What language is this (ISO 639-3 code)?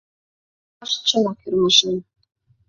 chm